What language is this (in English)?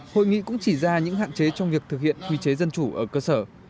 Vietnamese